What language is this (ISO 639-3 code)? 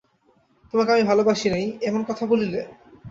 ben